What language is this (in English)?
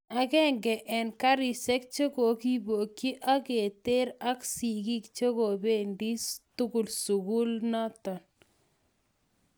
Kalenjin